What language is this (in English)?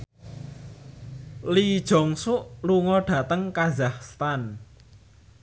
Javanese